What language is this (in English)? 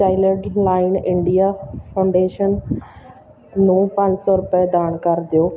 Punjabi